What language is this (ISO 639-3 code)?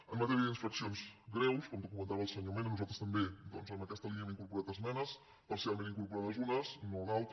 cat